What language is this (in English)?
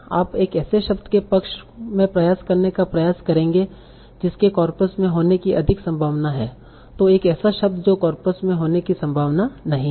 Hindi